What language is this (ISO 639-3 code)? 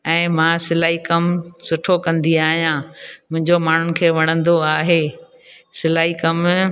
snd